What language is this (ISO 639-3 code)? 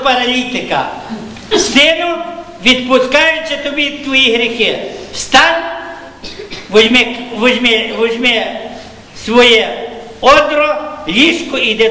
ukr